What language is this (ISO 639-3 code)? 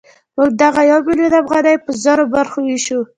pus